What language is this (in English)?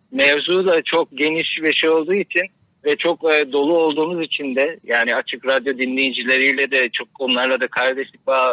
Turkish